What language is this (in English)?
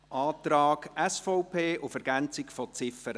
Swiss German